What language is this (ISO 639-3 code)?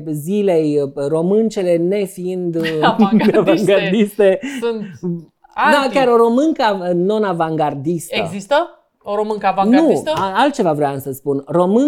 ron